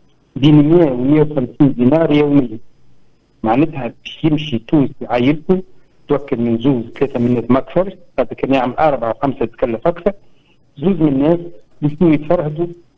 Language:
Arabic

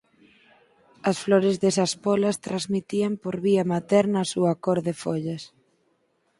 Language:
Galician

